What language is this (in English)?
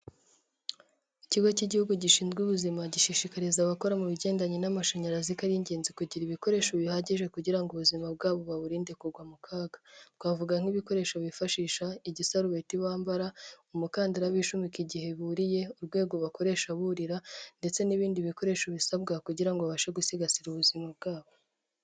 Kinyarwanda